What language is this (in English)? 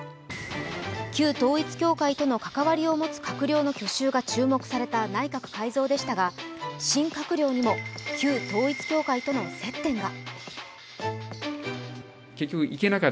Japanese